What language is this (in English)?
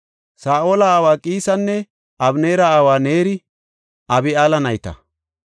Gofa